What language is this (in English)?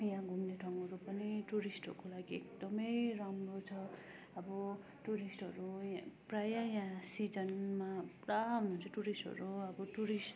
Nepali